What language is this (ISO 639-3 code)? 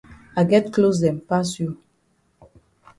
wes